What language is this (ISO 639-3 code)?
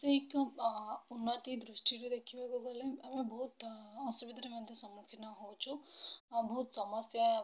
ori